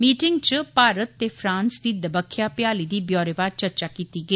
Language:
Dogri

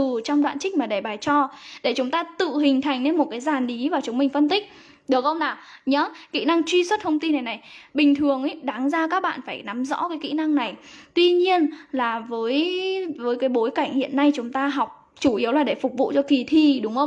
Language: Vietnamese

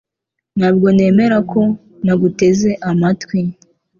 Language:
Kinyarwanda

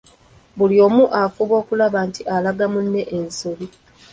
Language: Ganda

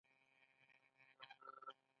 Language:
Pashto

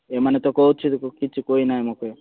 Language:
Odia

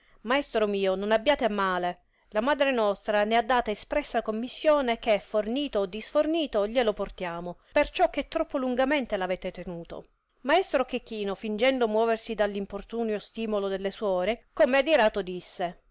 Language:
Italian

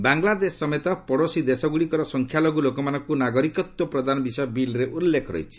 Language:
Odia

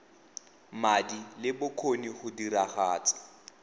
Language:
Tswana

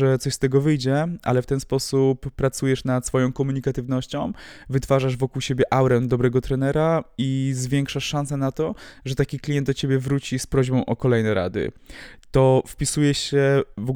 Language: Polish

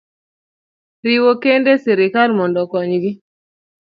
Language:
Luo (Kenya and Tanzania)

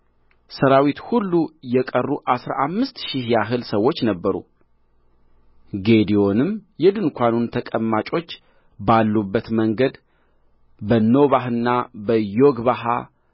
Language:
Amharic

